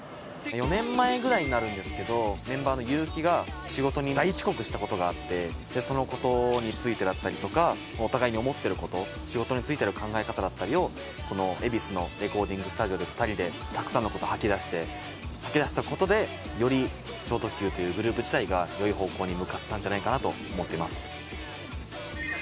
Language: Japanese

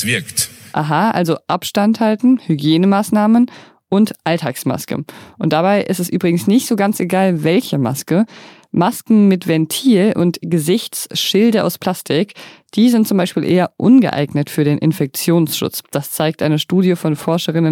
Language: German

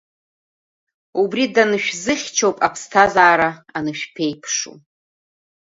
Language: Abkhazian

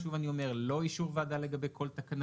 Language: Hebrew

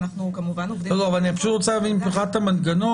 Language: Hebrew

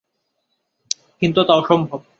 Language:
Bangla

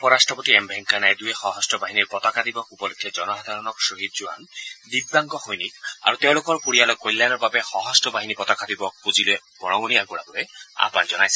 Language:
Assamese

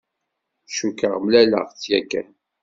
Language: Kabyle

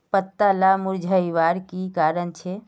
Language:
Magahi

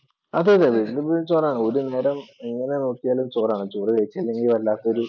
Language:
Malayalam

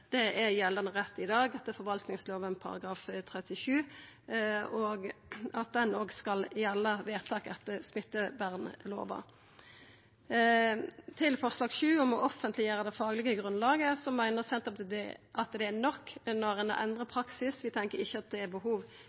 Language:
Norwegian Nynorsk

